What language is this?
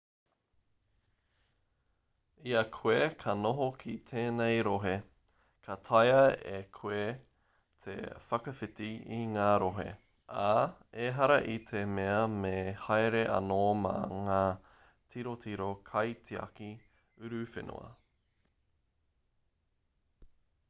Māori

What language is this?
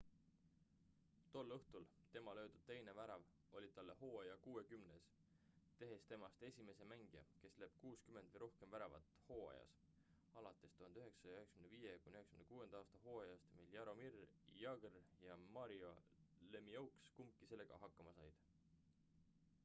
Estonian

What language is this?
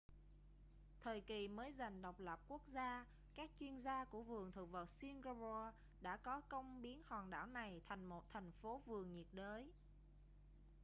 Vietnamese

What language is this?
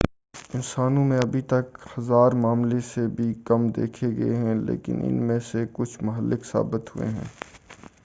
Urdu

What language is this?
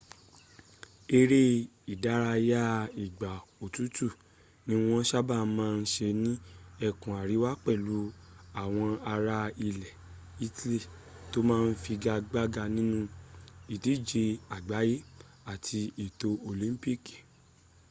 Yoruba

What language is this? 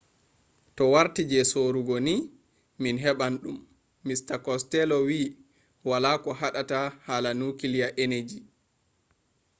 Fula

